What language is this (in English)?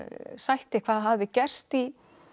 Icelandic